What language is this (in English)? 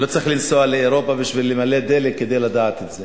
Hebrew